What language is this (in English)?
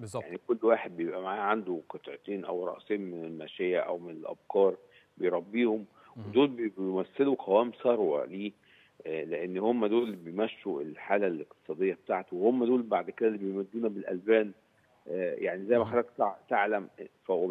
Arabic